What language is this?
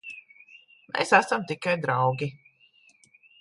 Latvian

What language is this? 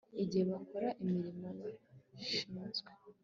Kinyarwanda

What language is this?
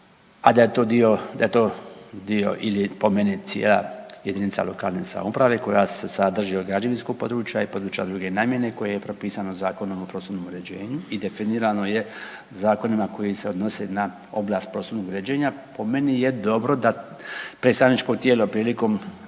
Croatian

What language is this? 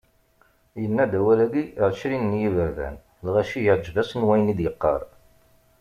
Kabyle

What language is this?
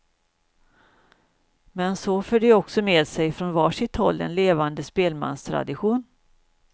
Swedish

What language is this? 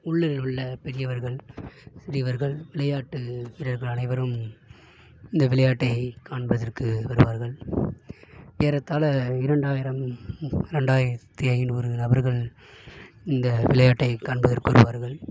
Tamil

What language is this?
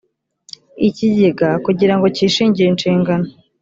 Kinyarwanda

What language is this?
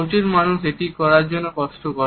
Bangla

